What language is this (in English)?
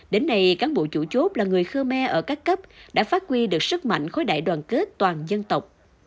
Vietnamese